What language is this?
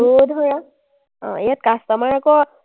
Assamese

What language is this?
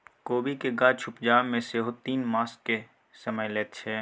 Maithili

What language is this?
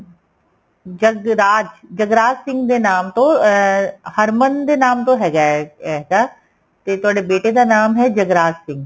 Punjabi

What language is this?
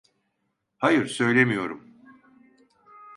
Turkish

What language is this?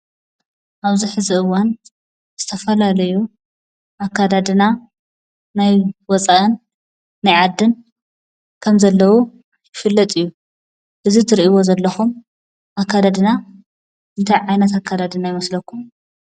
Tigrinya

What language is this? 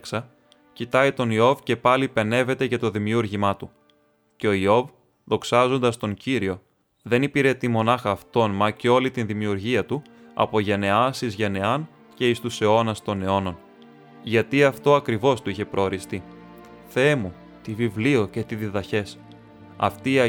Greek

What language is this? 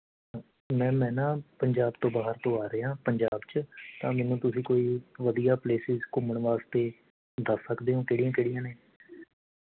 Punjabi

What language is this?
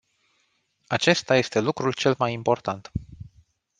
Romanian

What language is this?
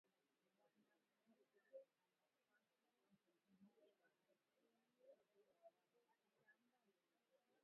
Swahili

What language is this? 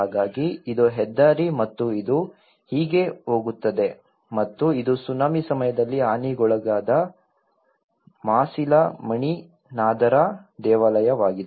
Kannada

